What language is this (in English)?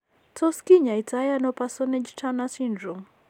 Kalenjin